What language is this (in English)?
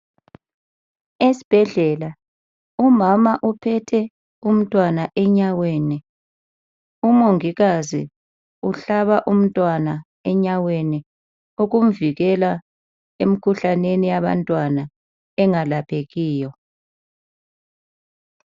North Ndebele